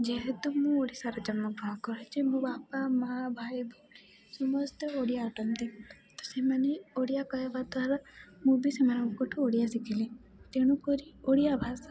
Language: Odia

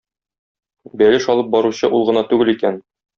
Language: Tatar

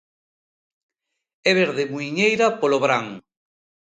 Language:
Galician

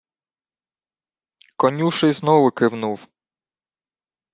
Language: Ukrainian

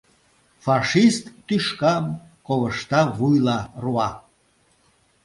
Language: Mari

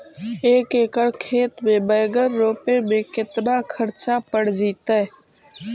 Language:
Magahi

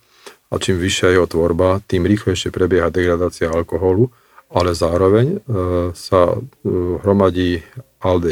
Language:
Slovak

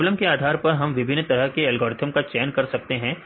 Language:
Hindi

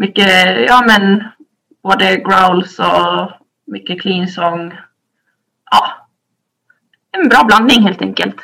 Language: Swedish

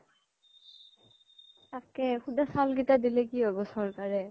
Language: Assamese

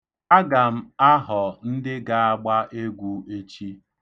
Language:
Igbo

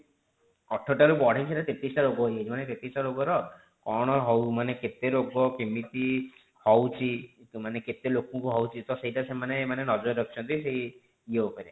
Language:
Odia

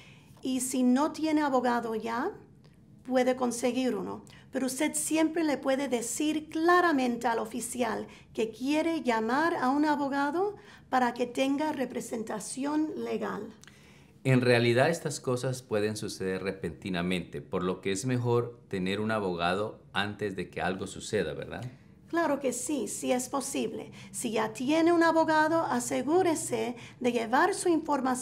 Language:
Spanish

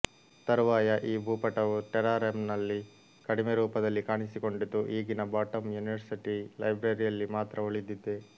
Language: Kannada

